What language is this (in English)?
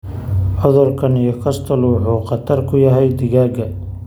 Somali